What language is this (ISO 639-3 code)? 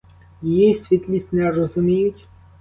ukr